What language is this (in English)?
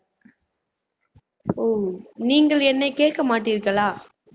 Tamil